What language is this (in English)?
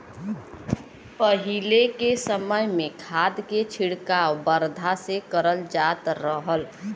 Bhojpuri